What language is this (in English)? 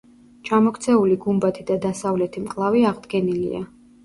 Georgian